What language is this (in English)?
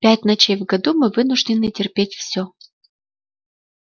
Russian